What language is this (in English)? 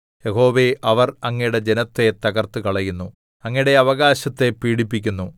Malayalam